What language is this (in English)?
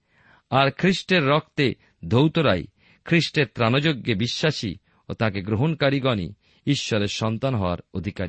Bangla